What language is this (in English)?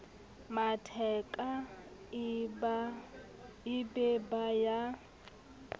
Southern Sotho